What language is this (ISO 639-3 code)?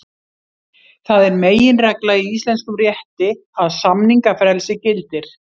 isl